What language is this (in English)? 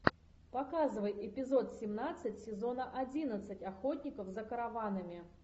Russian